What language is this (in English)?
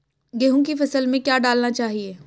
Hindi